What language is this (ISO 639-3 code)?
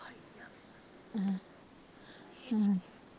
pan